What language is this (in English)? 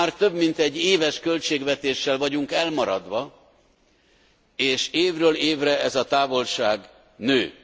Hungarian